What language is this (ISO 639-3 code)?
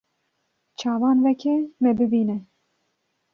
kur